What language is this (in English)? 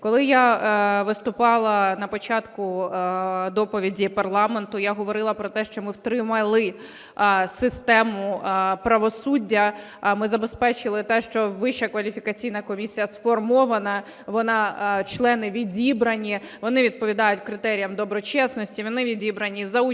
Ukrainian